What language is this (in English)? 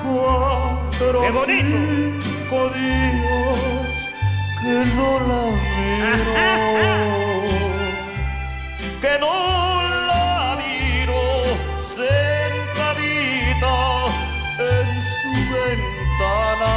Romanian